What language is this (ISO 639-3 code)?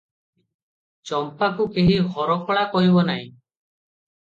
ori